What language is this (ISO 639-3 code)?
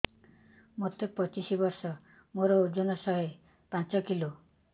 ori